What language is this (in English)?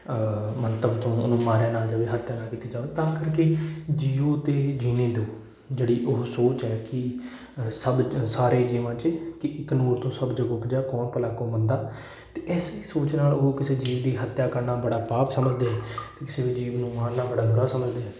Punjabi